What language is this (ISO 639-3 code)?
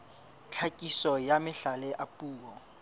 sot